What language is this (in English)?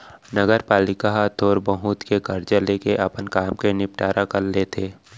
Chhattisgarhi